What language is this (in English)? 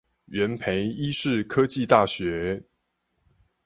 Chinese